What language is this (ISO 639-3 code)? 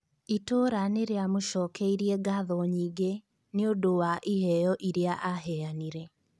kik